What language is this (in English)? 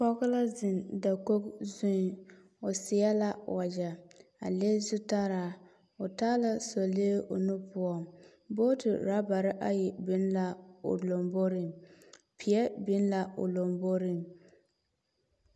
Southern Dagaare